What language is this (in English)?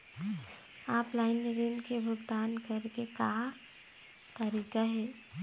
Chhattisgarhi